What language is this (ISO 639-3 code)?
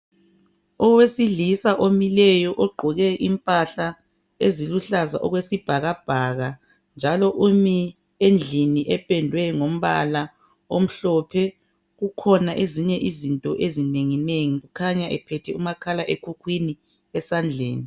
nde